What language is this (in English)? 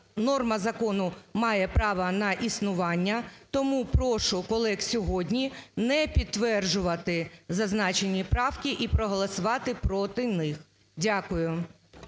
Ukrainian